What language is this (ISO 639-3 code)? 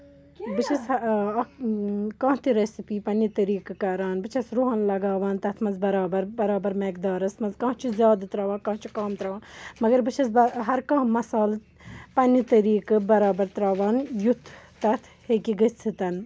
kas